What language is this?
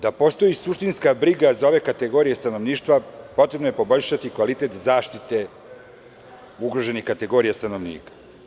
Serbian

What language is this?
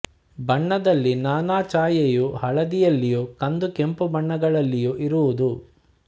Kannada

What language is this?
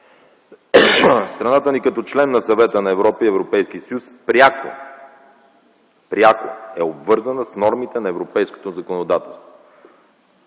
Bulgarian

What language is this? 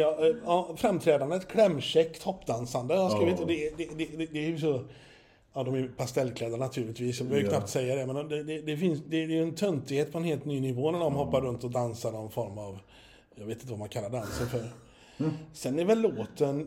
Swedish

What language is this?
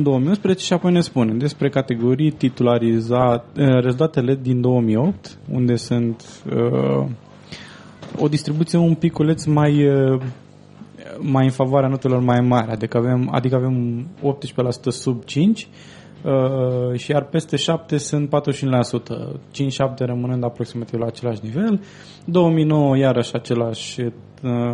Romanian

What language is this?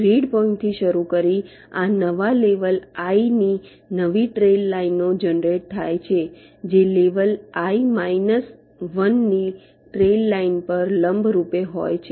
Gujarati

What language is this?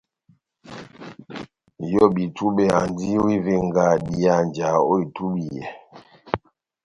Batanga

